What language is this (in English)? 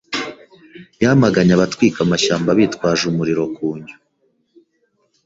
Kinyarwanda